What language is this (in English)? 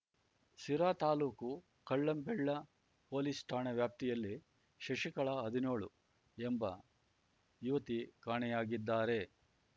Kannada